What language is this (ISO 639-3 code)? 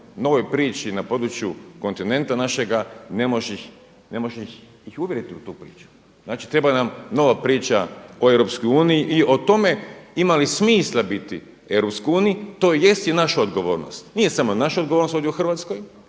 hrv